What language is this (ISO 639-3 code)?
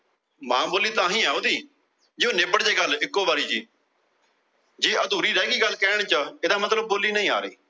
pan